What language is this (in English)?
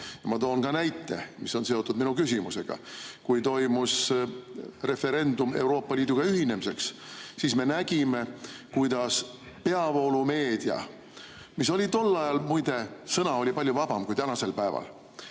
Estonian